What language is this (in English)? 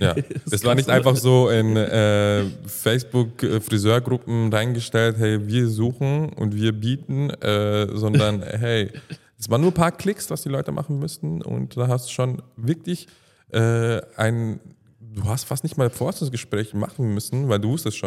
German